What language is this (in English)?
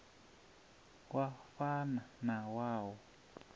Venda